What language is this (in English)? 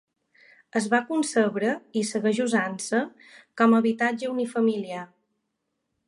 Catalan